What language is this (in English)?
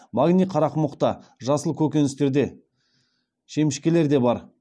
Kazakh